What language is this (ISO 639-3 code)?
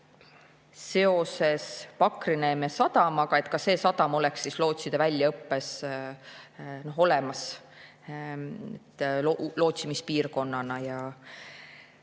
est